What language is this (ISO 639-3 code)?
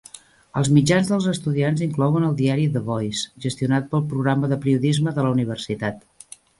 cat